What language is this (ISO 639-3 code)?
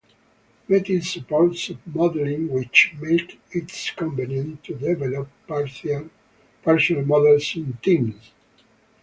eng